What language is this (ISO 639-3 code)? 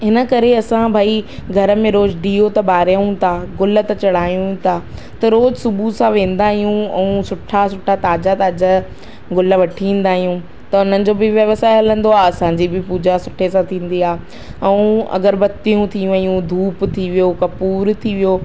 snd